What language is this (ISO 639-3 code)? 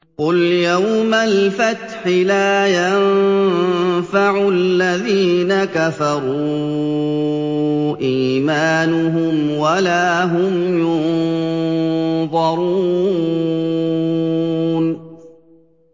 ara